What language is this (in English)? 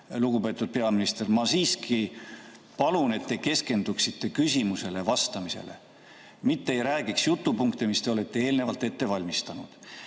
Estonian